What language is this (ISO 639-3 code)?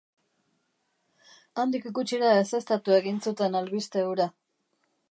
eus